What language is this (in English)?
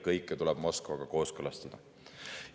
Estonian